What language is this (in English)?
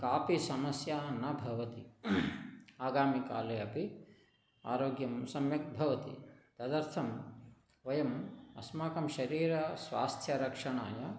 Sanskrit